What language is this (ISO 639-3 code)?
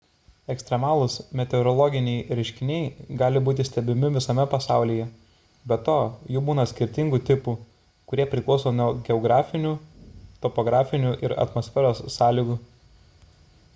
lit